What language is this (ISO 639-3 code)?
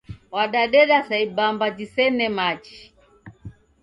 dav